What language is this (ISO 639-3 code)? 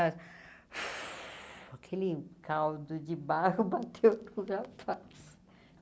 por